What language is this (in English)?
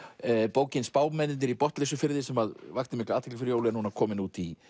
Icelandic